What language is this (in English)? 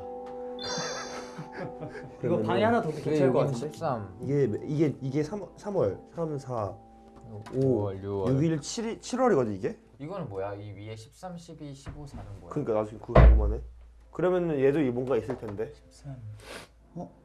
Korean